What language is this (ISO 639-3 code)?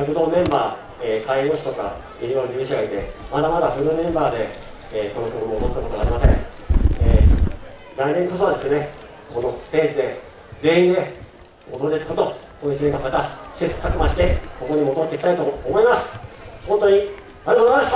jpn